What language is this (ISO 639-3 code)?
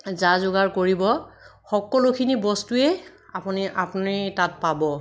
asm